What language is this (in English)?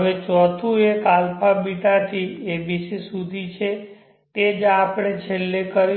Gujarati